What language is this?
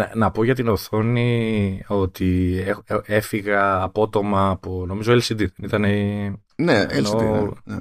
Greek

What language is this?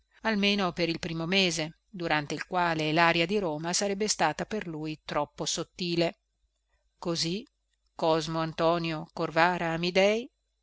Italian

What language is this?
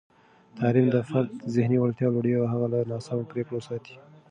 Pashto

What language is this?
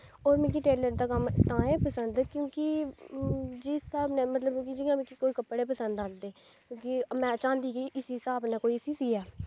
Dogri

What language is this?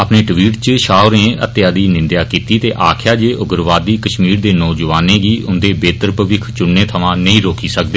Dogri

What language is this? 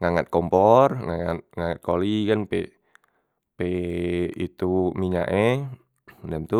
Musi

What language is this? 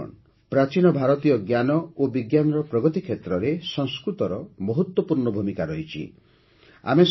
Odia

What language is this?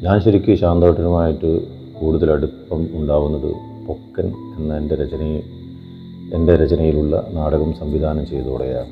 Malayalam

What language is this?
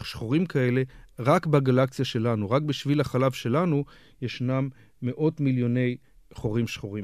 Hebrew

